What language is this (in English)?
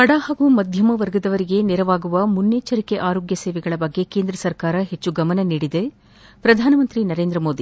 Kannada